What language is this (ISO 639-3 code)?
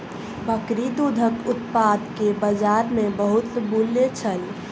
mai